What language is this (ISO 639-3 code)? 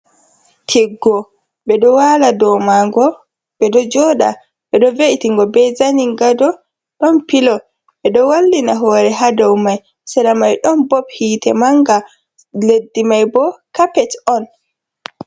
ful